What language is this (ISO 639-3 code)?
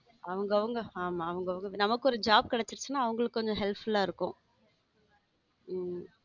tam